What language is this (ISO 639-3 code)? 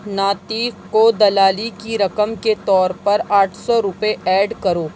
urd